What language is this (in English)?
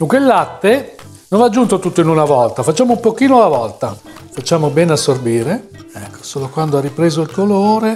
Italian